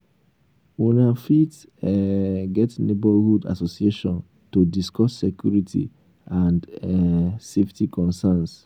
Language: Nigerian Pidgin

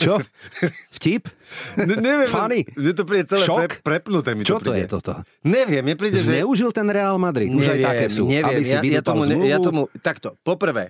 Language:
Slovak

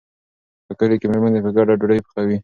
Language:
Pashto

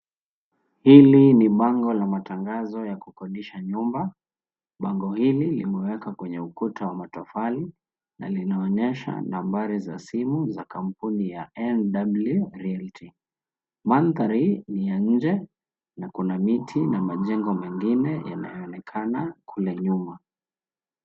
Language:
Swahili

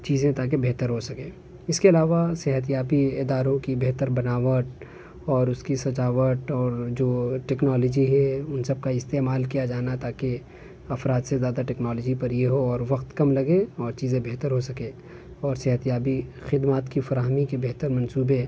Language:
Urdu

